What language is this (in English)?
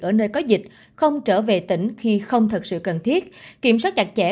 Vietnamese